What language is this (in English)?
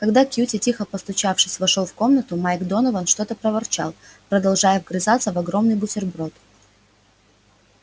Russian